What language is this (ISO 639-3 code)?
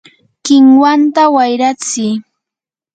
qur